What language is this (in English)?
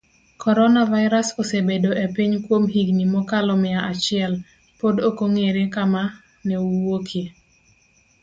Luo (Kenya and Tanzania)